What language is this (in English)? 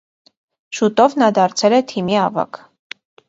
Armenian